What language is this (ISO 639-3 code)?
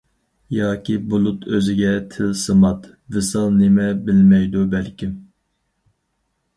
uig